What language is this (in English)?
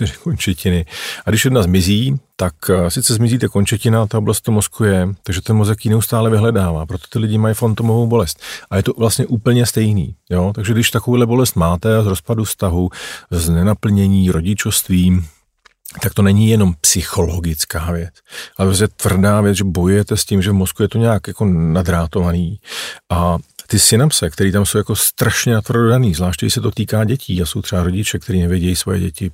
Czech